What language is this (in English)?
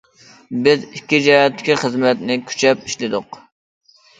Uyghur